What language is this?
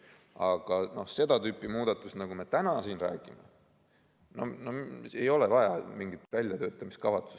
Estonian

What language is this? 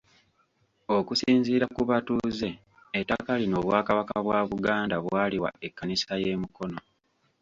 Ganda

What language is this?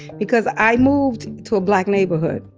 English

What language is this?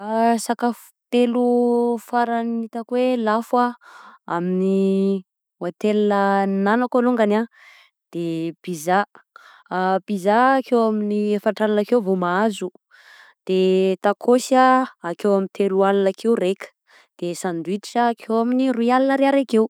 Southern Betsimisaraka Malagasy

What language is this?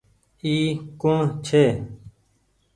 Goaria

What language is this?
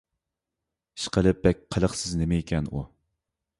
Uyghur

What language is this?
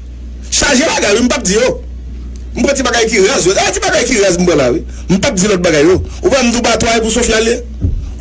French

